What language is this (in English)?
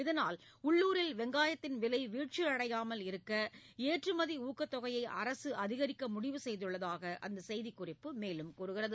Tamil